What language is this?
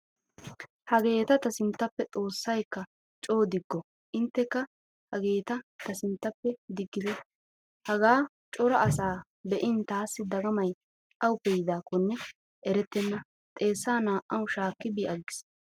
Wolaytta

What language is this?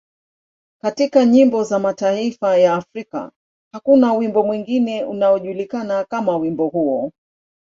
Swahili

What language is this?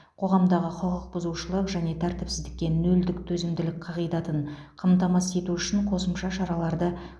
Kazakh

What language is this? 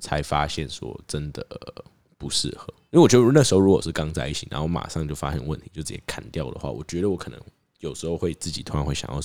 Chinese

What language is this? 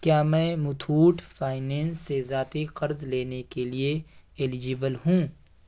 Urdu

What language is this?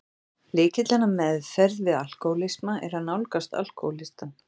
Icelandic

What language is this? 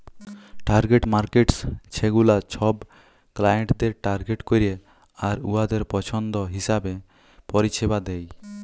Bangla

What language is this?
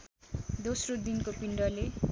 Nepali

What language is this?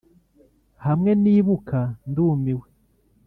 Kinyarwanda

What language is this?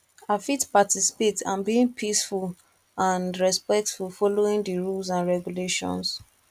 Nigerian Pidgin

